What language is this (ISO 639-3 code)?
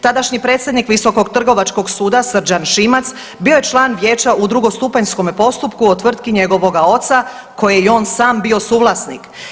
hrv